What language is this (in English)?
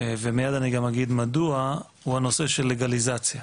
Hebrew